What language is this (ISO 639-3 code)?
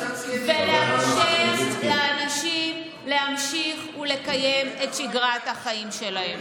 heb